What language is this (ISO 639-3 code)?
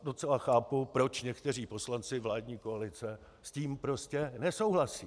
ces